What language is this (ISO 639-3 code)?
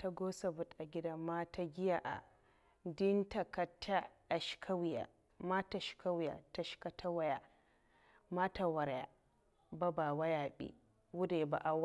maf